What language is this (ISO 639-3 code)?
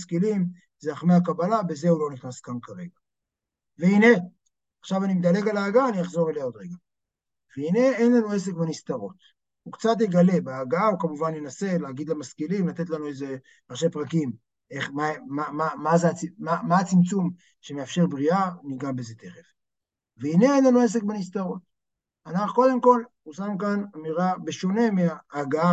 heb